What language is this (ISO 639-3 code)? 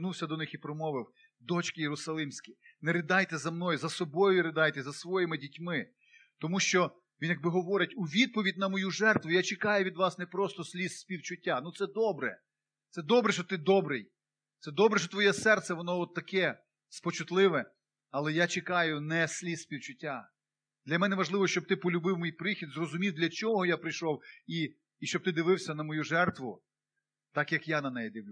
ukr